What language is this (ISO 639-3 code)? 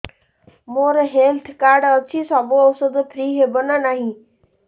ori